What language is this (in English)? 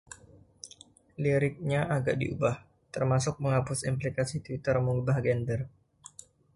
Indonesian